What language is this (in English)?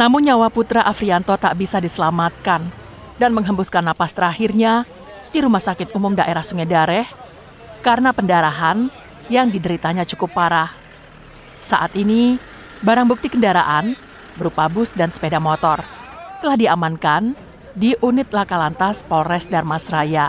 Indonesian